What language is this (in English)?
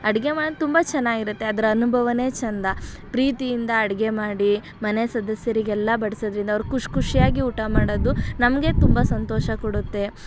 Kannada